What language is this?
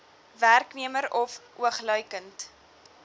Afrikaans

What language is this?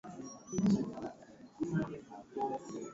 Swahili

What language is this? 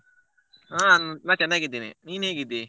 Kannada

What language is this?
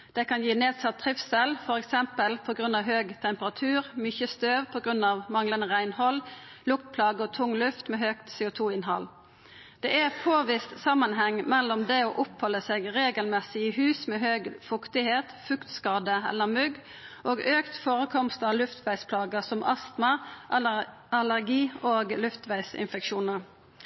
Norwegian Nynorsk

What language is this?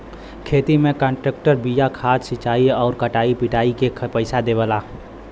Bhojpuri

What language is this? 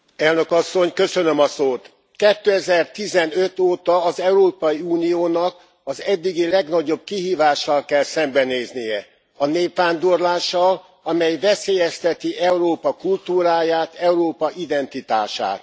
Hungarian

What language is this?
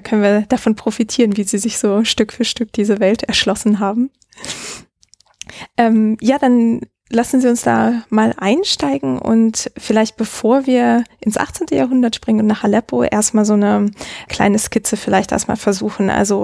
German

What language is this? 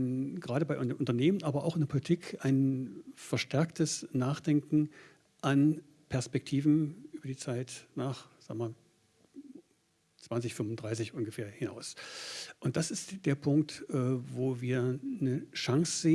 German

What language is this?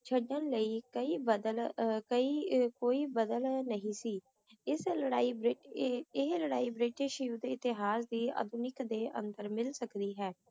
Punjabi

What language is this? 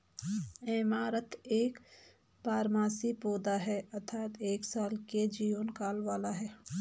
Hindi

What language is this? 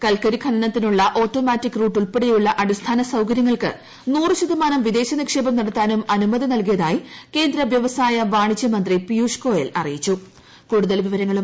Malayalam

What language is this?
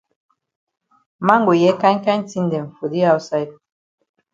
Cameroon Pidgin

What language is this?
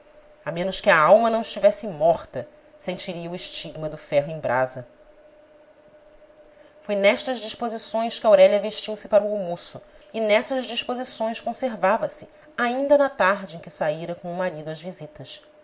Portuguese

